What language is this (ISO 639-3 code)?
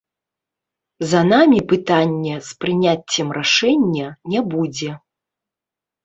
bel